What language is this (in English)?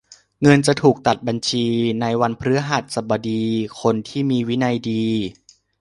Thai